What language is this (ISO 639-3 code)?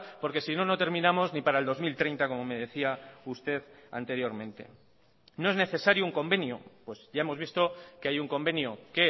spa